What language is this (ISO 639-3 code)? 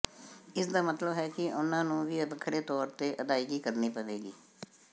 pan